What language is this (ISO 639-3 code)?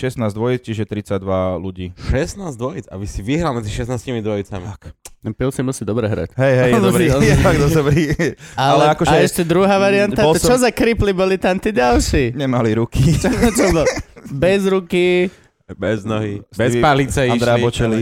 slk